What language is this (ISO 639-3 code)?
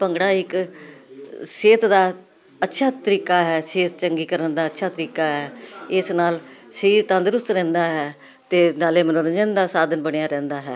pan